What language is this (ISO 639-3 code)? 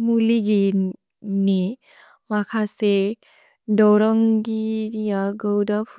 brx